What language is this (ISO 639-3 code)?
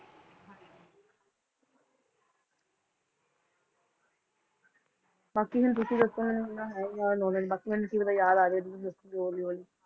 pan